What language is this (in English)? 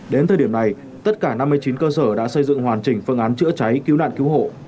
Vietnamese